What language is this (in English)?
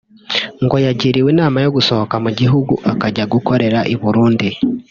Kinyarwanda